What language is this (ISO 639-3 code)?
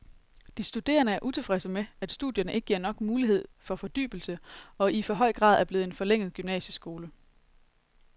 dan